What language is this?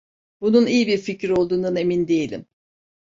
Turkish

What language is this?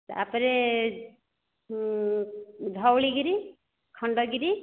Odia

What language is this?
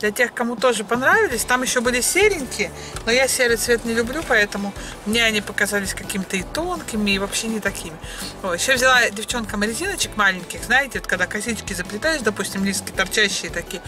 Russian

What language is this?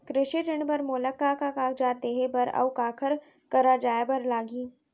Chhattisgarhi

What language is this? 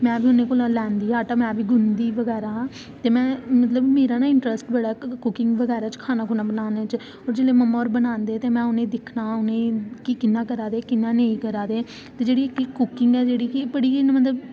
Dogri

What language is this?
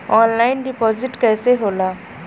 Bhojpuri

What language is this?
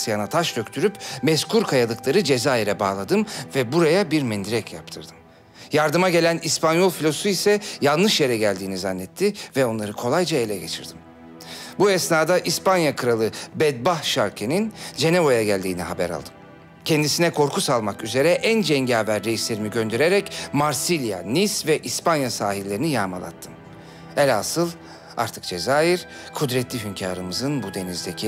Turkish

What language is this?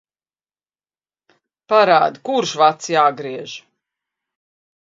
Latvian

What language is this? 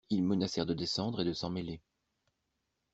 French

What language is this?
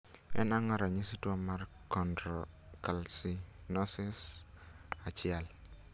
Luo (Kenya and Tanzania)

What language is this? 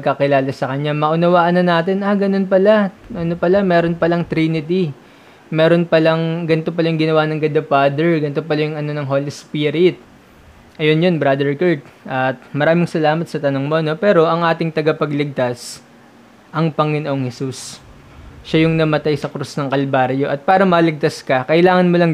Filipino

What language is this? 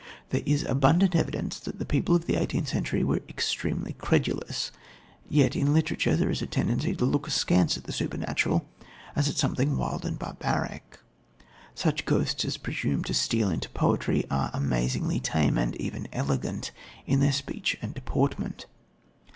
English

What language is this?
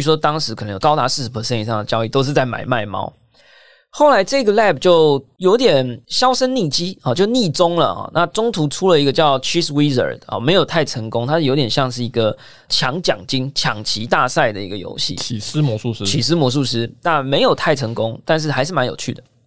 Chinese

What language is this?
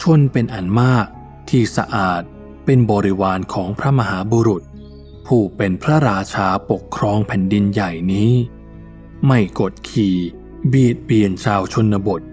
Thai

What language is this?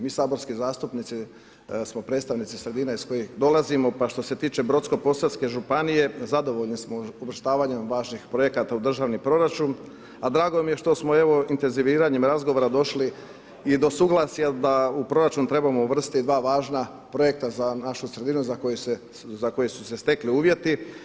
Croatian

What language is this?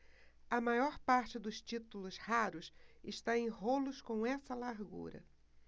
Portuguese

